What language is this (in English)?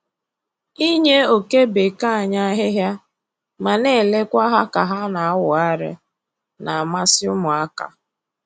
Igbo